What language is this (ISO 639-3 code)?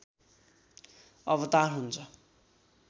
nep